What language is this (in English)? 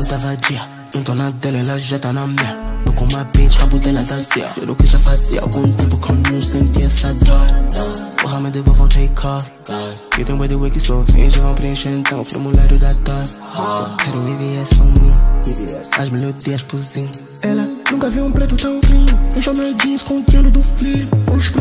Romanian